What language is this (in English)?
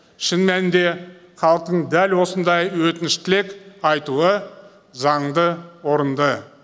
Kazakh